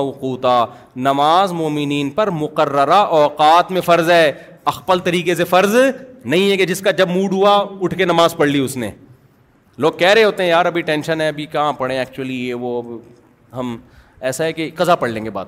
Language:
Urdu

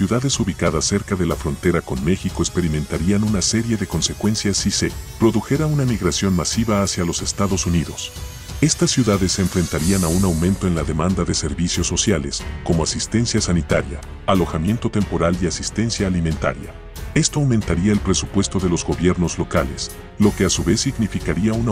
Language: Spanish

